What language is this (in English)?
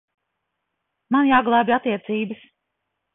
Latvian